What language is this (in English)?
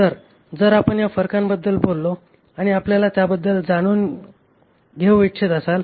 Marathi